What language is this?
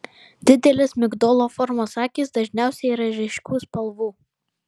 Lithuanian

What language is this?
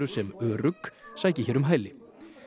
Icelandic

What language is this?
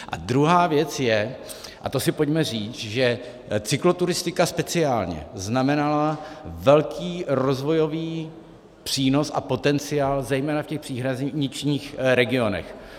Czech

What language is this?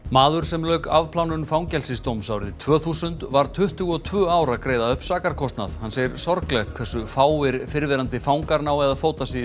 Icelandic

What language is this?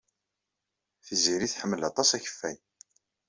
Kabyle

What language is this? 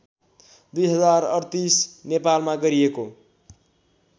Nepali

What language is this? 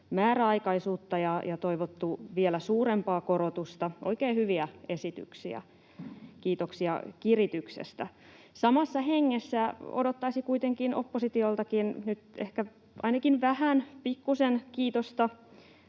Finnish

